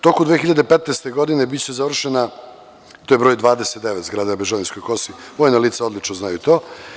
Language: Serbian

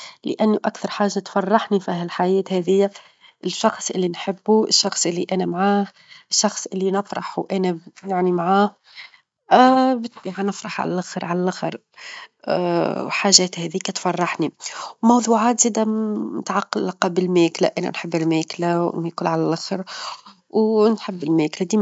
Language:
Tunisian Arabic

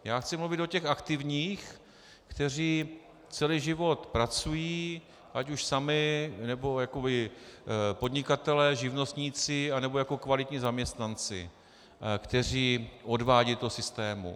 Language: Czech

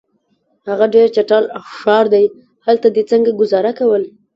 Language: Pashto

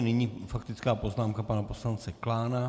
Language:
Czech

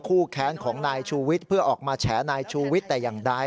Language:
Thai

